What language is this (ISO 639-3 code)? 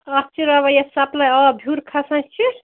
kas